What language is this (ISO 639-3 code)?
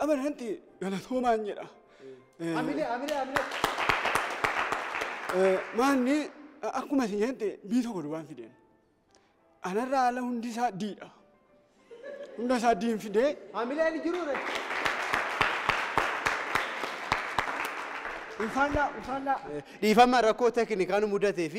ara